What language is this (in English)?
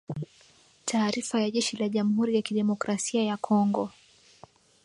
Swahili